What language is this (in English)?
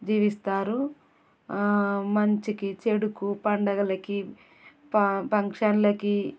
Telugu